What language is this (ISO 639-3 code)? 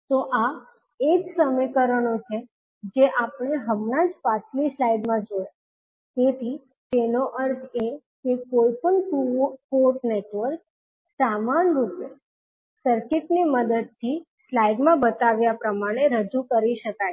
guj